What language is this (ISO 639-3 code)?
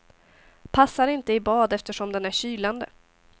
swe